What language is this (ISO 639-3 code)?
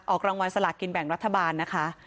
tha